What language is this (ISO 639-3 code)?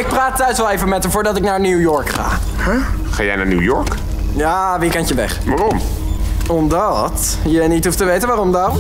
nld